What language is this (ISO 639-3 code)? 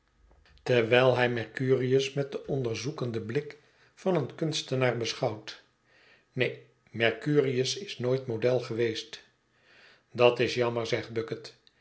nld